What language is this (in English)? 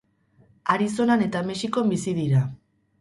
Basque